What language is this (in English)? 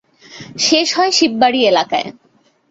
Bangla